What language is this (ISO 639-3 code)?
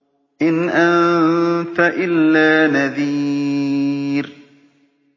ara